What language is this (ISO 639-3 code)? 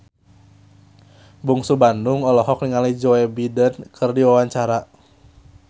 sun